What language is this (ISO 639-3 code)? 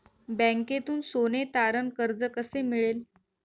mar